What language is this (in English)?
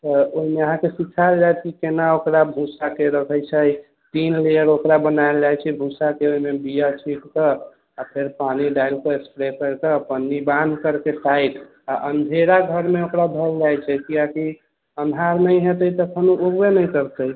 Maithili